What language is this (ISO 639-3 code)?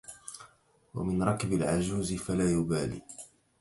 ara